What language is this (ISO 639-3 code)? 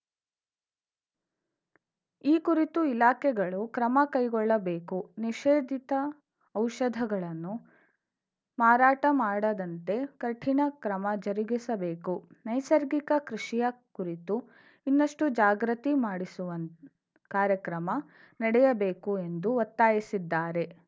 kan